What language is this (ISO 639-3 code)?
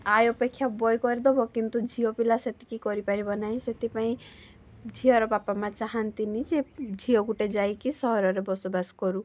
ori